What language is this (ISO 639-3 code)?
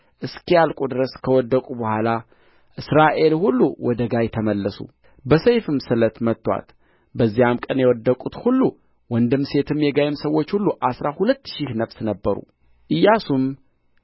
amh